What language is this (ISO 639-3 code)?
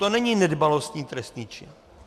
ces